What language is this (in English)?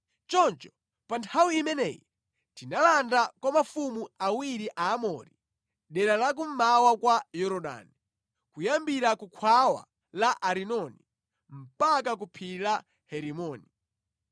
Nyanja